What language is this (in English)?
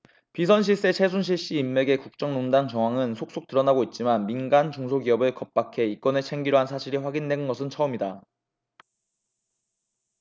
Korean